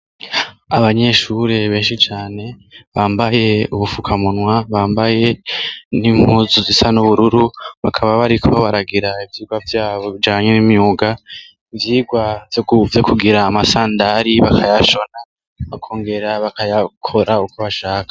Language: Rundi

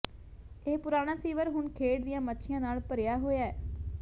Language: Punjabi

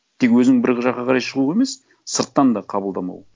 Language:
Kazakh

